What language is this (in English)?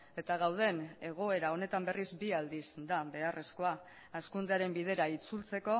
Basque